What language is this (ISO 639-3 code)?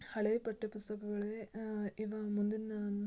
kan